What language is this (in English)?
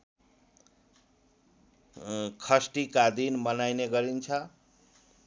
Nepali